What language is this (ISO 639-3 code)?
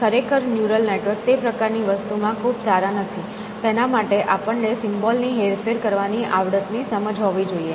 guj